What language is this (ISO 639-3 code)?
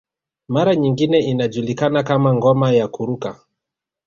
swa